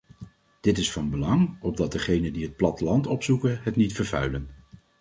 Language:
Dutch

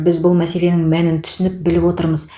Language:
Kazakh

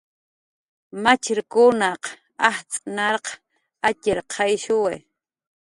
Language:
Jaqaru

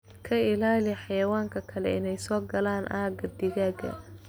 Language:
Somali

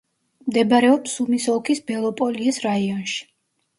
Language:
Georgian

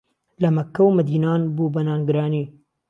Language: Central Kurdish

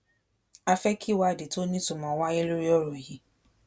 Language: Yoruba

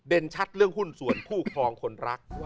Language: Thai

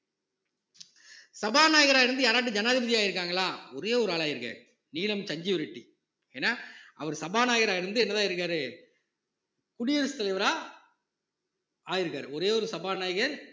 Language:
Tamil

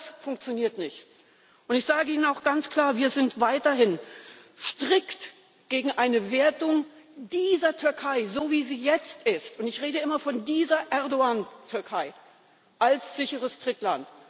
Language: German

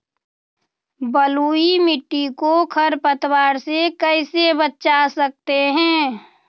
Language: Magahi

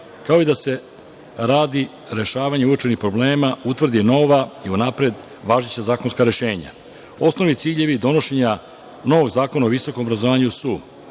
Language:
Serbian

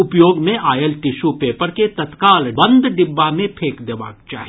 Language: Maithili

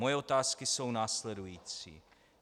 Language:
Czech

